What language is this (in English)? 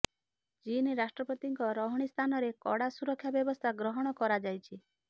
Odia